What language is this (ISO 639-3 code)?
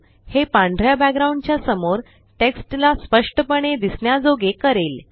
mar